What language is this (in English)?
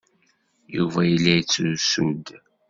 Kabyle